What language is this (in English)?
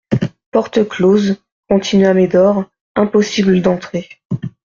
French